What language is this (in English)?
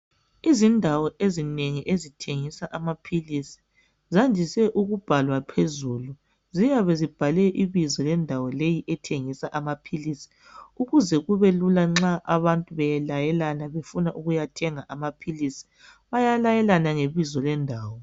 North Ndebele